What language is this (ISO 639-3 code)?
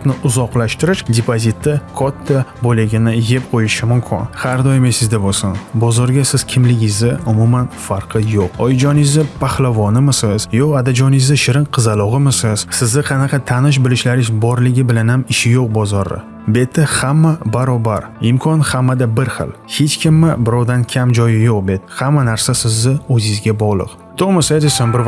uzb